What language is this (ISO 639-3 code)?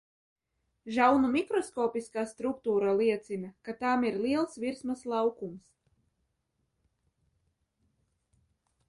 lav